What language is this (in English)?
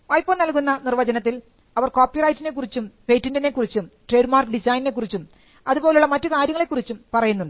Malayalam